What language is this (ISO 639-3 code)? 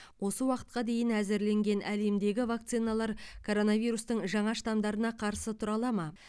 kaz